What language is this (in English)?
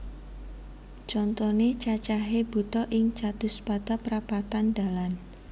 Javanese